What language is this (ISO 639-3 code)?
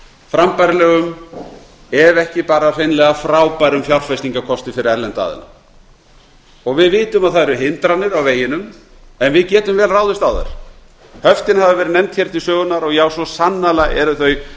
isl